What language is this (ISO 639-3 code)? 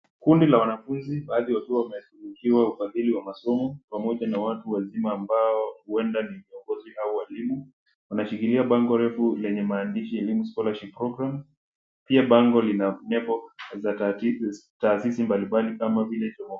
swa